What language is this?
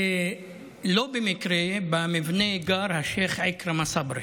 Hebrew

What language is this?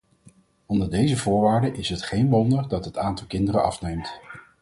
Dutch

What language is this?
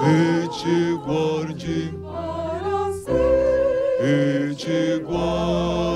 Portuguese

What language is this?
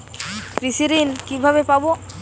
Bangla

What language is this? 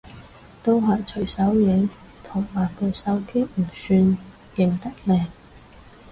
Cantonese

